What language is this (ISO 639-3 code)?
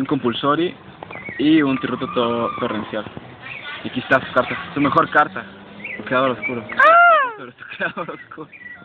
spa